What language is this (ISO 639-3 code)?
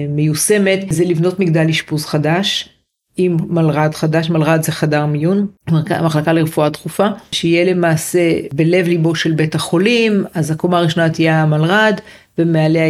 heb